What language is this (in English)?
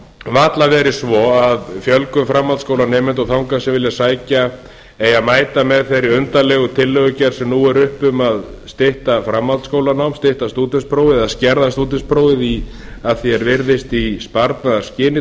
Icelandic